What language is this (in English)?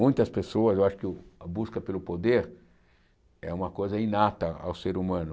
Portuguese